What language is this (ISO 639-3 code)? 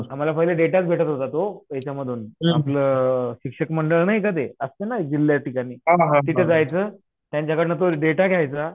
mar